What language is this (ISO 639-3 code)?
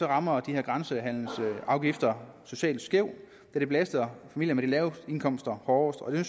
dan